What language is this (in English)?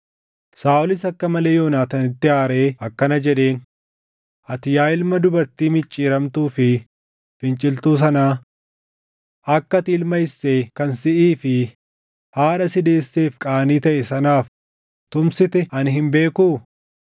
Oromo